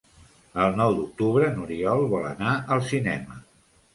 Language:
Catalan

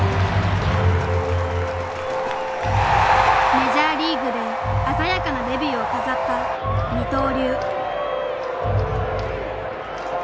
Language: Japanese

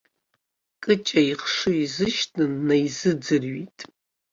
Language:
Abkhazian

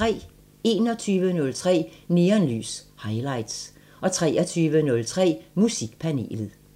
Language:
Danish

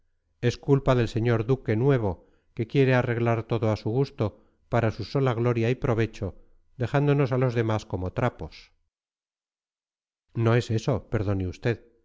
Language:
Spanish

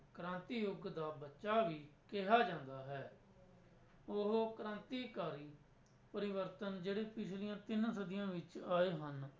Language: Punjabi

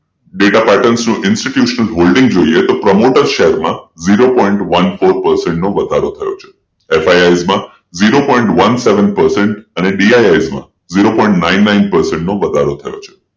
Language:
Gujarati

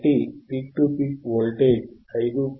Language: Telugu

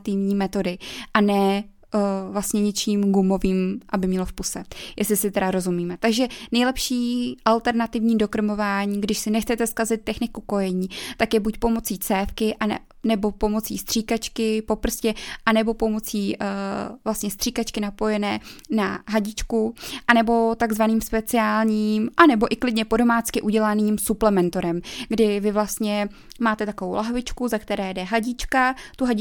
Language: Czech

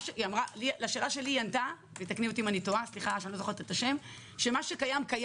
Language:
Hebrew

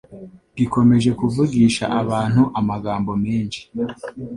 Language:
Kinyarwanda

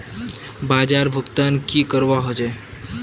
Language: Magahi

